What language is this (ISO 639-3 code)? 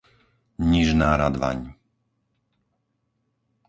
slk